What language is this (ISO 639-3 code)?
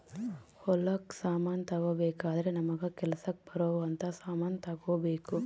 kan